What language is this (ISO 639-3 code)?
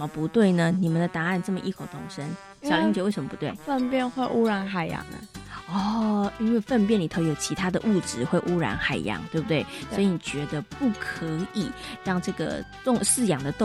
zho